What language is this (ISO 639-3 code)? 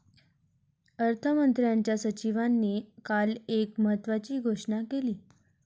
mar